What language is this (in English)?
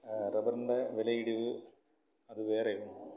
Malayalam